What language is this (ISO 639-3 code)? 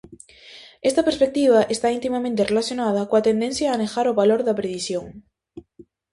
glg